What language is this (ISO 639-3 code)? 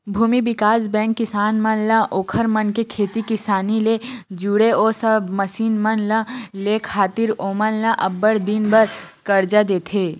hne